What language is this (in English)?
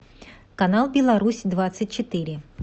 Russian